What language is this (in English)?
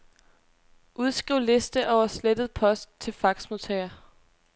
Danish